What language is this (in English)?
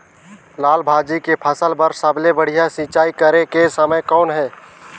Chhattisgarhi